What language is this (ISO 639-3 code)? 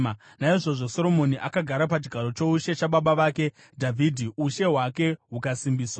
sna